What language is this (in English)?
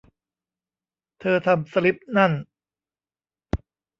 Thai